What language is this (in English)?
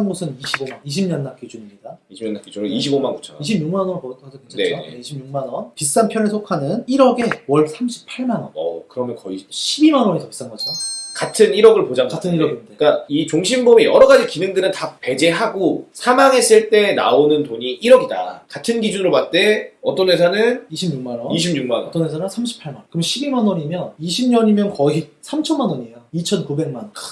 Korean